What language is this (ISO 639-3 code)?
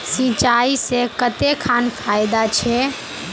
mag